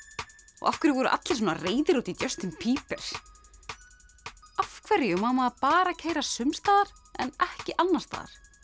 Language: Icelandic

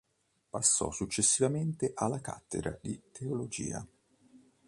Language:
Italian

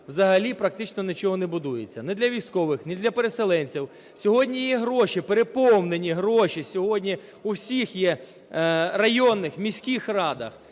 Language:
Ukrainian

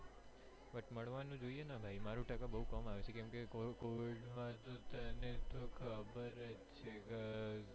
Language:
Gujarati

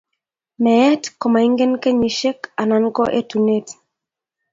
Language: Kalenjin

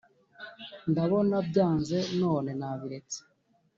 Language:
Kinyarwanda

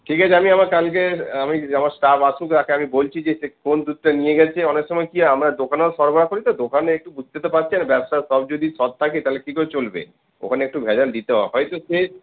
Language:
Bangla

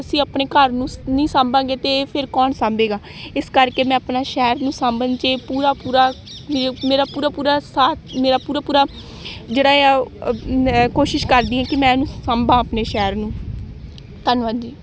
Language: Punjabi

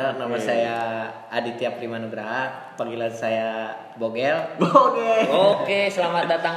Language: Indonesian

